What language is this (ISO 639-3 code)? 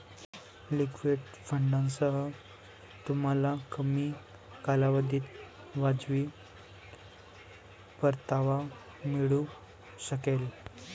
mar